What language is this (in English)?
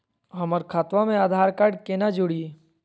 Magahi